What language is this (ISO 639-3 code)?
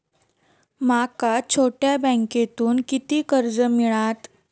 mar